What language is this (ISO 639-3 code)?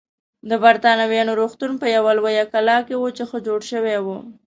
pus